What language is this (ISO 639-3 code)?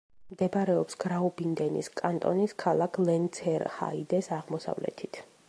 kat